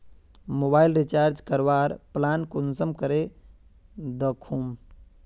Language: Magahi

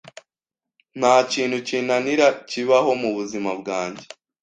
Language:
Kinyarwanda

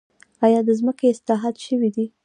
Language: Pashto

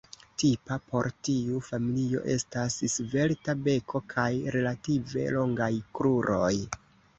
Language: Esperanto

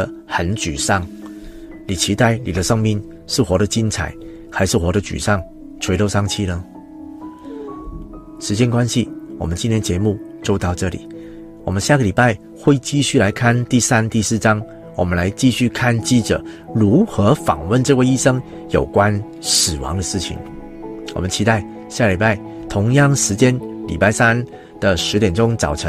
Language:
Chinese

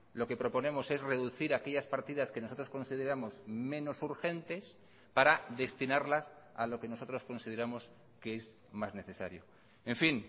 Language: Spanish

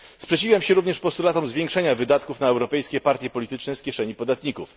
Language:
Polish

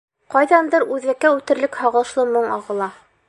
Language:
Bashkir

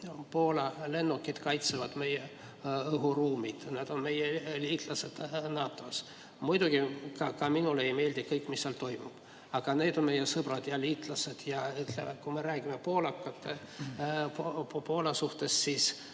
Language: Estonian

